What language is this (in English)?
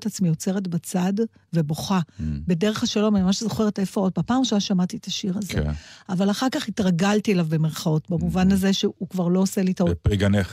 Hebrew